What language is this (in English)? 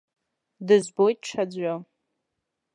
Abkhazian